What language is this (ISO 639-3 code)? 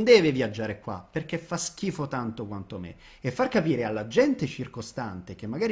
ita